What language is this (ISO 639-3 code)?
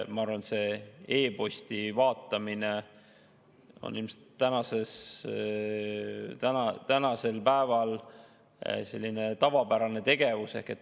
est